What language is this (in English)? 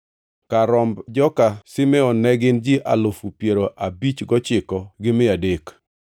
Luo (Kenya and Tanzania)